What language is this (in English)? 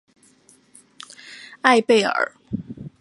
Chinese